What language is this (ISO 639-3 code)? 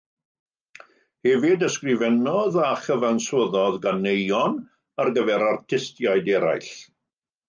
cym